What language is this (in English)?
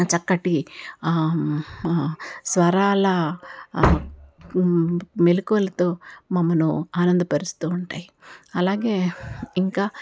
Telugu